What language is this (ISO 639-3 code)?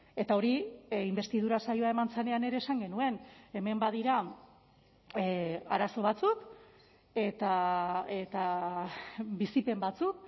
eus